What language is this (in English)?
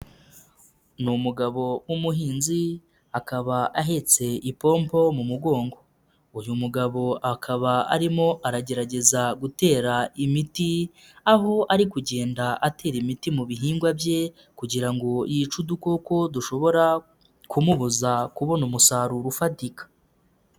Kinyarwanda